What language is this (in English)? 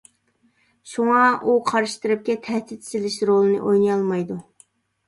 Uyghur